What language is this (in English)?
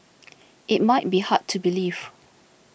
English